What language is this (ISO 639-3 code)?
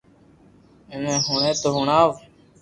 lrk